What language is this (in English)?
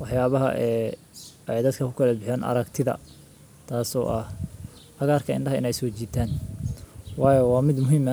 Somali